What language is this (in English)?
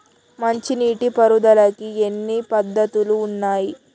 Telugu